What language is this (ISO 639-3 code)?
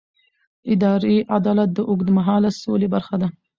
pus